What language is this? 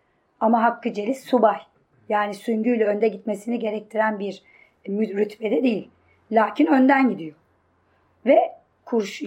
Turkish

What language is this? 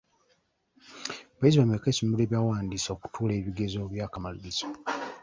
Ganda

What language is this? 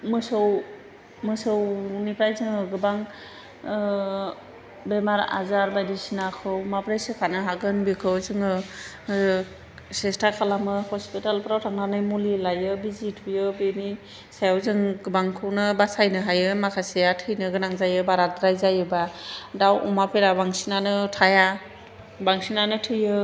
Bodo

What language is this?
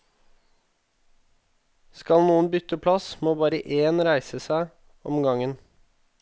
Norwegian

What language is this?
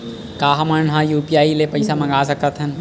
Chhattisgarhi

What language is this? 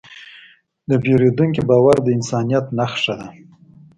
Pashto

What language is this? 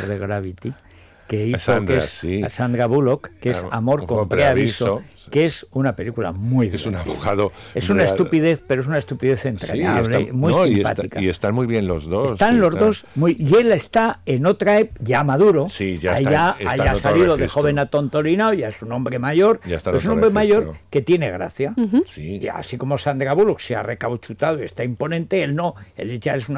Spanish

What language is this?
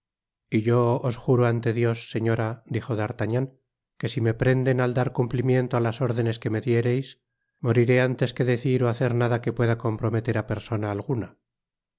Spanish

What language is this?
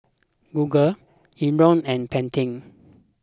English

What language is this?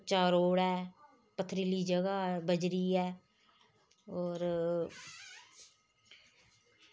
Dogri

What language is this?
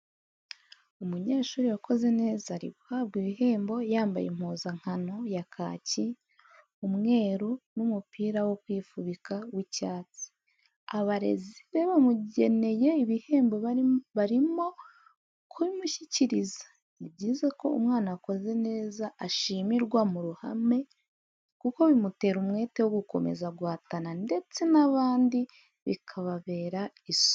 Kinyarwanda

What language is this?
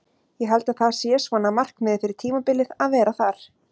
Icelandic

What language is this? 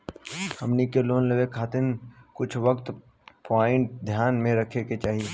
Bhojpuri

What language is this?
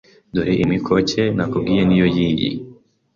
Kinyarwanda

